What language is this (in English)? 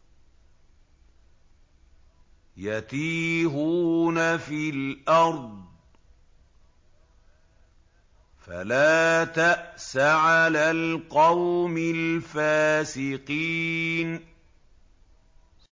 Arabic